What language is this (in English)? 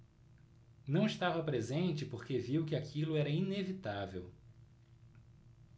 Portuguese